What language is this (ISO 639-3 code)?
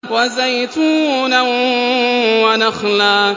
ara